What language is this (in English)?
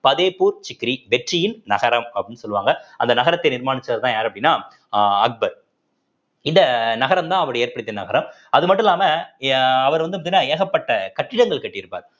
Tamil